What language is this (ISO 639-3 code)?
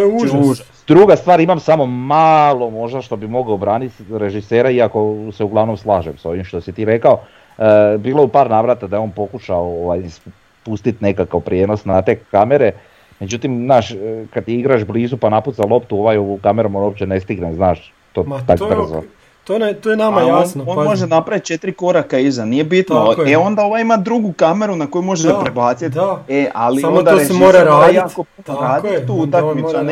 hrv